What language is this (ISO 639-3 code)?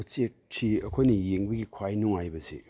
mni